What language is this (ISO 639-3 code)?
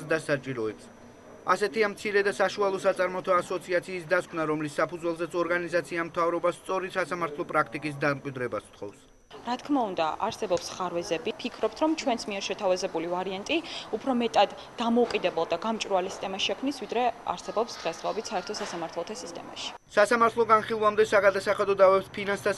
ron